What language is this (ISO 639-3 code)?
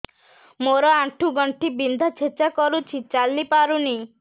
ori